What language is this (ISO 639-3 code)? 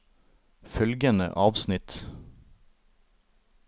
nor